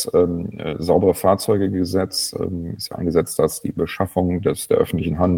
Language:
German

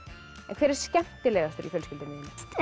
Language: Icelandic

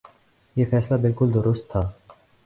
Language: Urdu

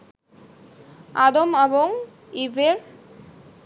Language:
Bangla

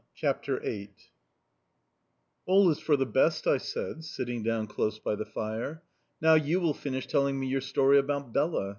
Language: English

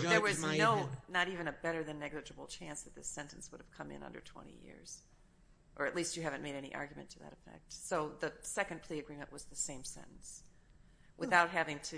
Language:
English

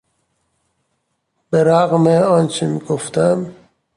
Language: Persian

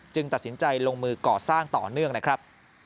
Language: Thai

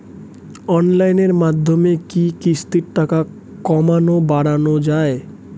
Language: Bangla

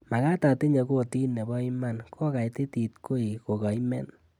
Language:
Kalenjin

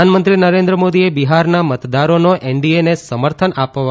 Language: Gujarati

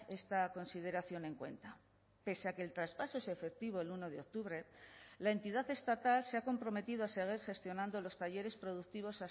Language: Spanish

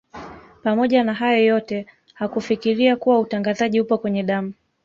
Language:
Swahili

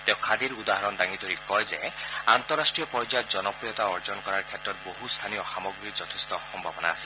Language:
Assamese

